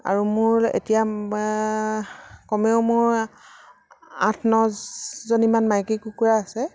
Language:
Assamese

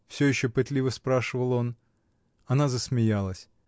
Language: Russian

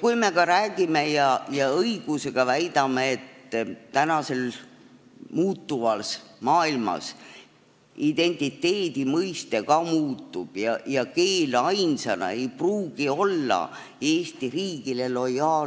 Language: Estonian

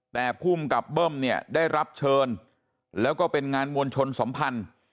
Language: Thai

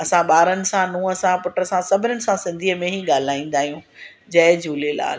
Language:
Sindhi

